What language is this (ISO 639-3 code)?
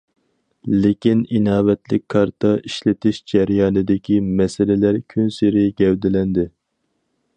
uig